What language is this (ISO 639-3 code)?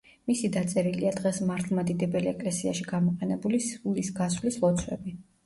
kat